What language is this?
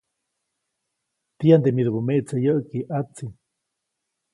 Copainalá Zoque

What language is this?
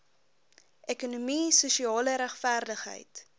Afrikaans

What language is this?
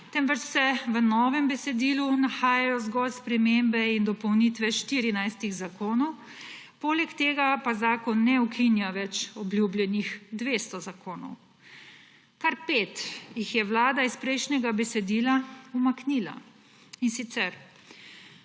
Slovenian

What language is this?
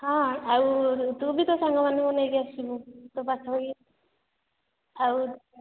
Odia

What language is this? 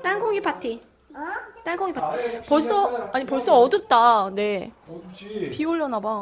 Korean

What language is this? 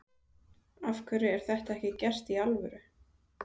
Icelandic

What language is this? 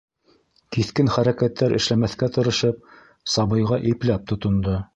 Bashkir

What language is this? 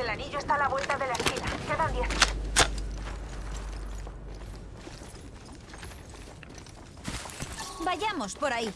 Spanish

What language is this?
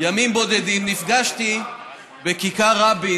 Hebrew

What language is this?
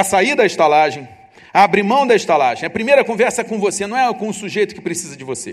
Portuguese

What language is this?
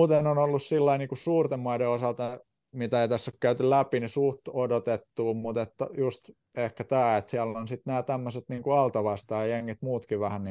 Finnish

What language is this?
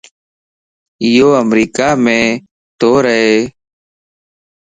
Lasi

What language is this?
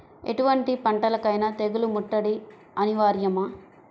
Telugu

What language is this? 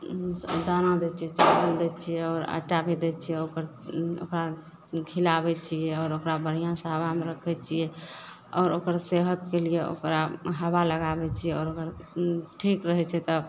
Maithili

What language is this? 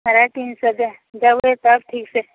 Maithili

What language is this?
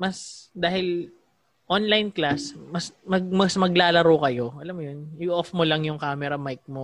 Filipino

